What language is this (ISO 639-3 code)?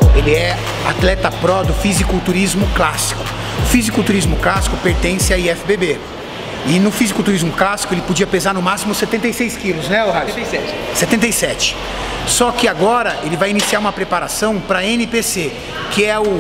por